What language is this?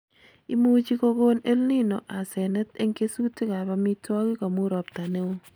Kalenjin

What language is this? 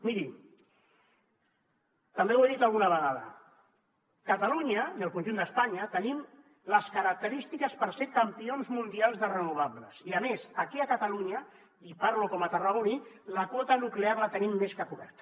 Catalan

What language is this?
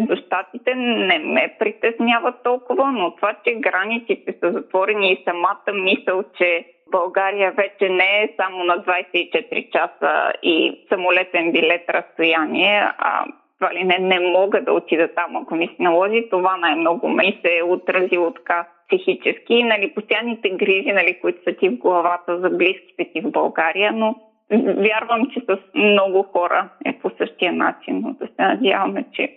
Bulgarian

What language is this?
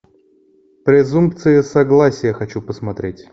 Russian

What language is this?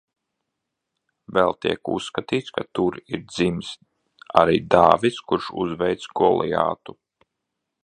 Latvian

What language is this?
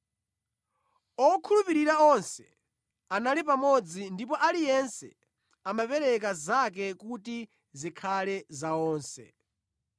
Nyanja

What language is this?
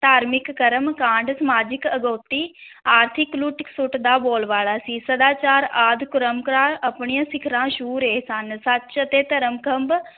Punjabi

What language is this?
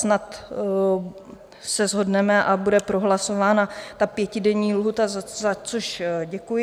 Czech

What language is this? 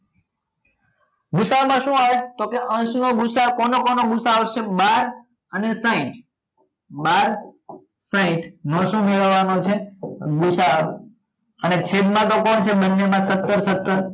Gujarati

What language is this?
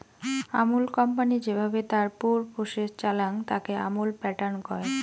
Bangla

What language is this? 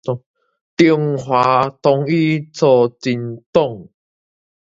Min Nan Chinese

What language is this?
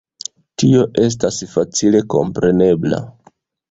Esperanto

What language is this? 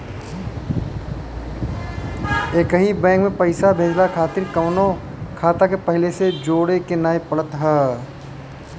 Bhojpuri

